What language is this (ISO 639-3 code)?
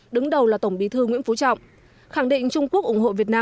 vie